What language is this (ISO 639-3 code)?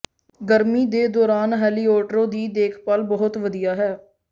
pan